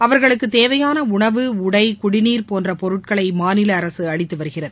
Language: Tamil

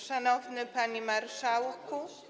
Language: Polish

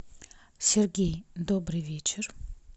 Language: Russian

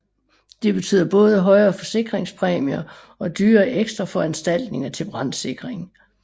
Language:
Danish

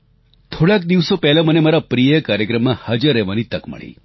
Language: Gujarati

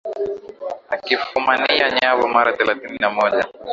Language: Swahili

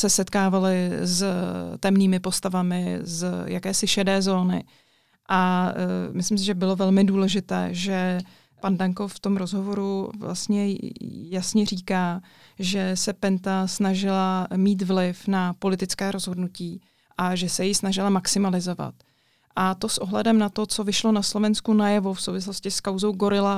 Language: Czech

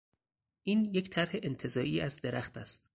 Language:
Persian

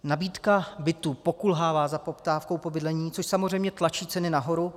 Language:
Czech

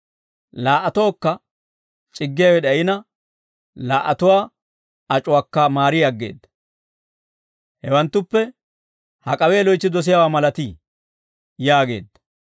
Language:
Dawro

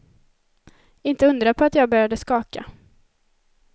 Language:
Swedish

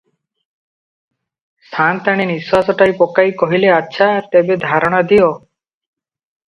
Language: Odia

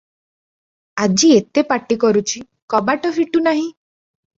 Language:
Odia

